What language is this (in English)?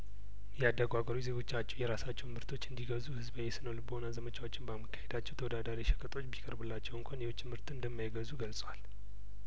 Amharic